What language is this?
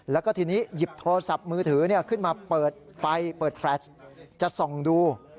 Thai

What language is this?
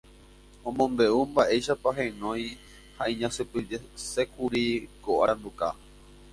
Guarani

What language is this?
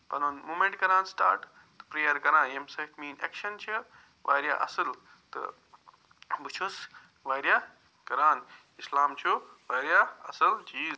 Kashmiri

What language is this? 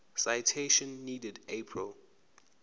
Zulu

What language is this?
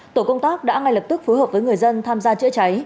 Vietnamese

